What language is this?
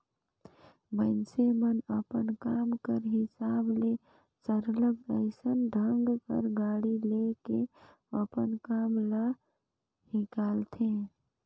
Chhattisgarhi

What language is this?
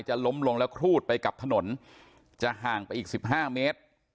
Thai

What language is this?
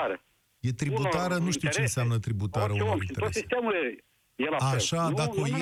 Romanian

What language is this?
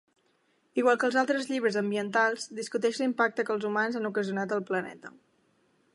Catalan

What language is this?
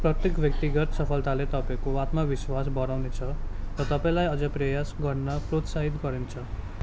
Nepali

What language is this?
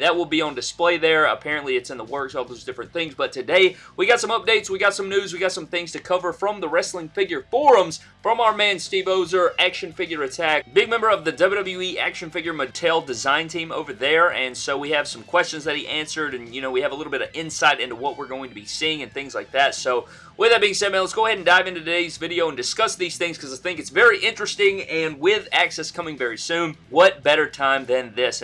English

